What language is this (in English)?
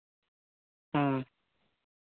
Santali